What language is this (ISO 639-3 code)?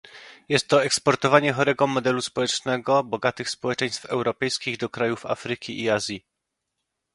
pol